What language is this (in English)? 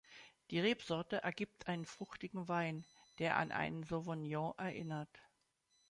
German